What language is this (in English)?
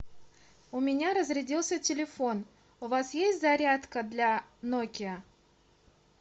Russian